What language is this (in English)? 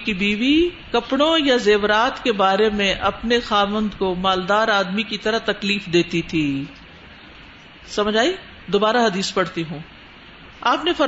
Urdu